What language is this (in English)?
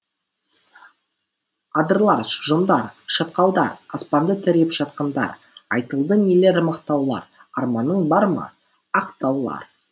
Kazakh